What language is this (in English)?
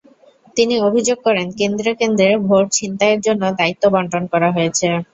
Bangla